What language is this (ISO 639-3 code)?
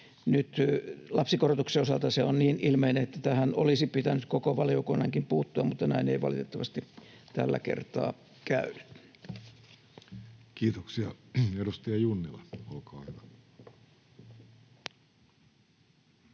fin